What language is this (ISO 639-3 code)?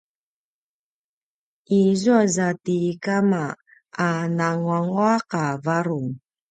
pwn